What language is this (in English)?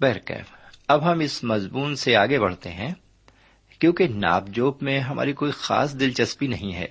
Urdu